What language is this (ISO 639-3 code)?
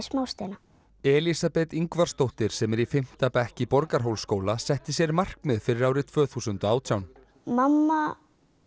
isl